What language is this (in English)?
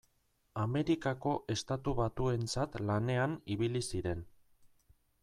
Basque